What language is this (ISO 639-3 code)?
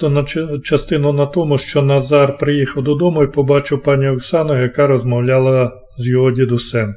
ukr